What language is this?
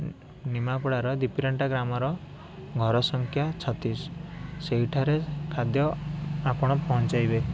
Odia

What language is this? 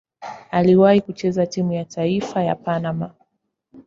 Swahili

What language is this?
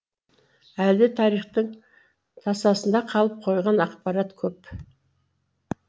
Kazakh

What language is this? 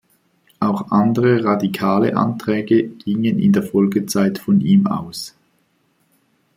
German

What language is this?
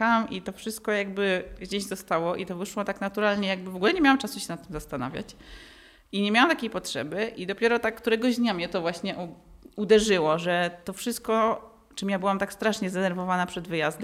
Polish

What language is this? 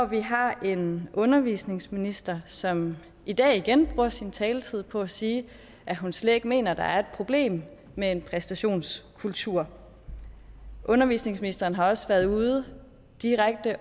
Danish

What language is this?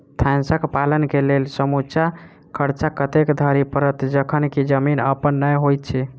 Maithili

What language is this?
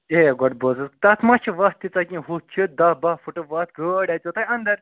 Kashmiri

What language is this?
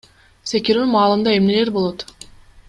Kyrgyz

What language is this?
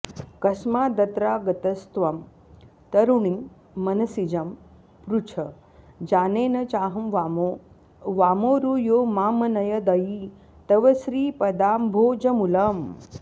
Sanskrit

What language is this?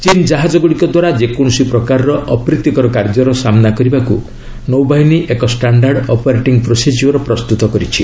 Odia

